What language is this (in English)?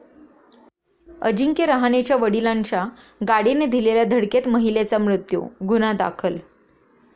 Marathi